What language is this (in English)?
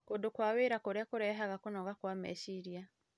Kikuyu